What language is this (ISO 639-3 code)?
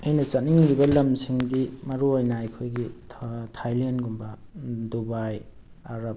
mni